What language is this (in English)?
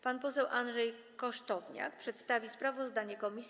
Polish